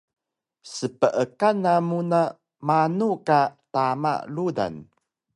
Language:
Taroko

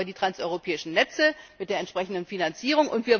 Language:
German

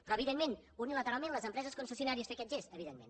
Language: Catalan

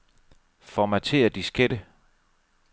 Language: Danish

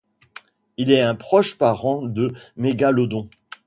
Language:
French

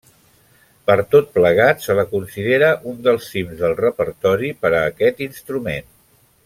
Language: Catalan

